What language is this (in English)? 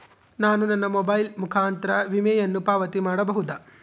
Kannada